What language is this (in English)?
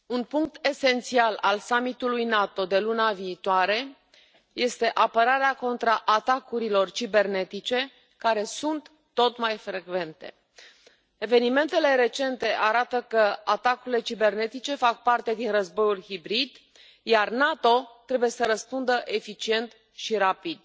Romanian